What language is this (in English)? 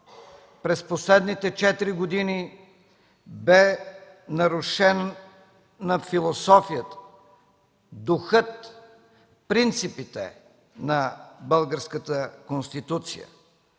Bulgarian